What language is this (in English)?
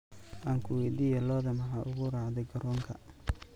Somali